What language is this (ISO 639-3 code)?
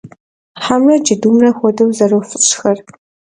kbd